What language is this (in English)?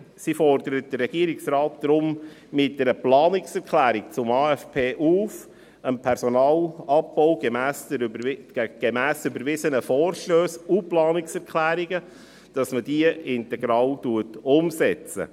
Swiss German